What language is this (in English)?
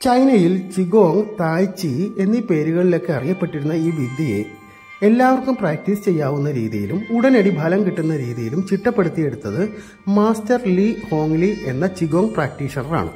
Italian